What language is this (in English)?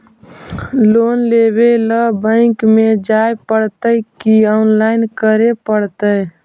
Magahi